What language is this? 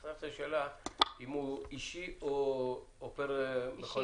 Hebrew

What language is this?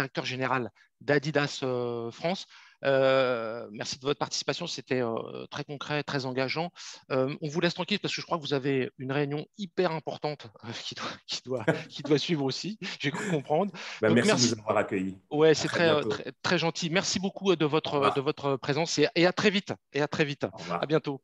French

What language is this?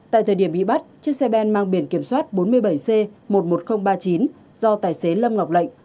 Vietnamese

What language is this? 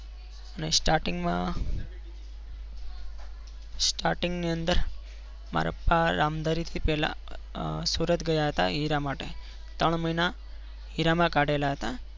Gujarati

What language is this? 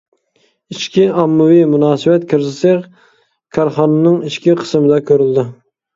Uyghur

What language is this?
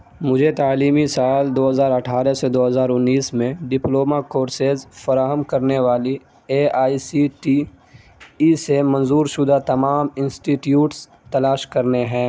Urdu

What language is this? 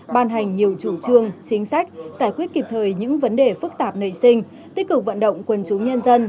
Vietnamese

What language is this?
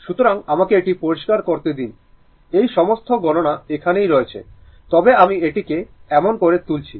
Bangla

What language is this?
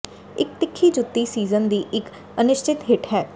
Punjabi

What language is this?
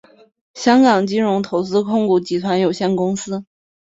Chinese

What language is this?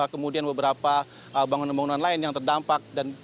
Indonesian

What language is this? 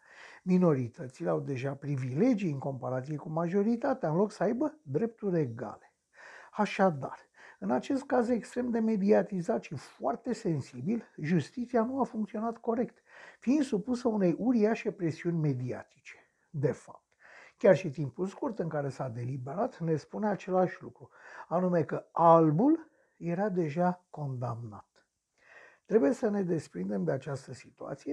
Romanian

